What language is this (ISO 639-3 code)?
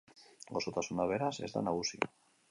eus